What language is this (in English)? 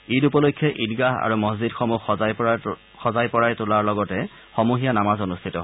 Assamese